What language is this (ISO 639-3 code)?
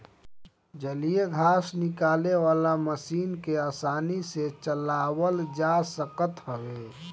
bho